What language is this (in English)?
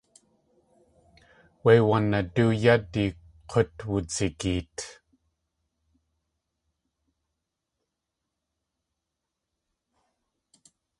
Tlingit